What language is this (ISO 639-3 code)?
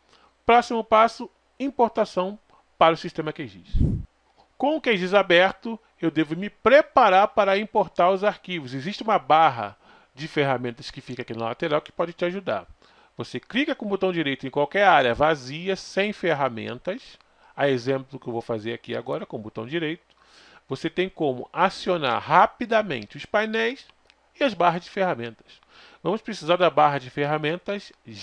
por